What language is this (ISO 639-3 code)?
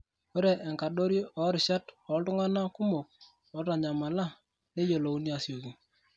mas